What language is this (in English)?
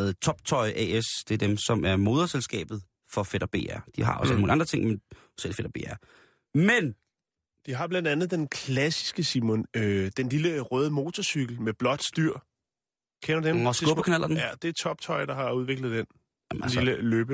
Danish